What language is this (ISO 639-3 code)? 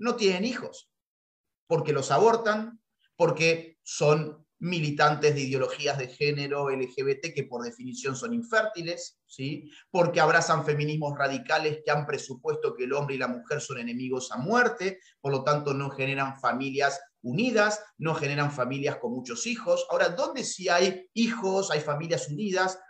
spa